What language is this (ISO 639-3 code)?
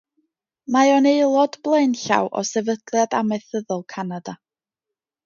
cym